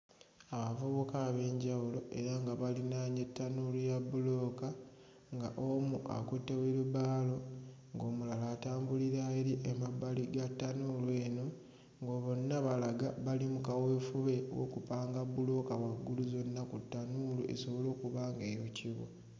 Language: Ganda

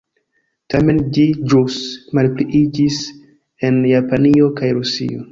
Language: Esperanto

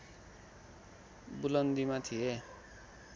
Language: Nepali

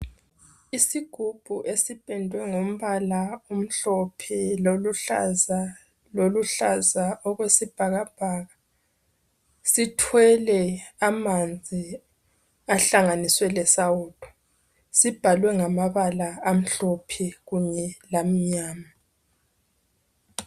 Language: North Ndebele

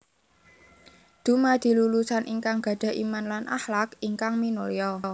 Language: Javanese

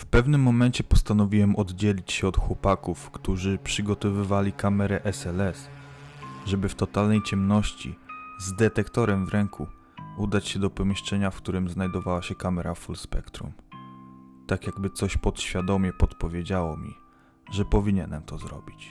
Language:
Polish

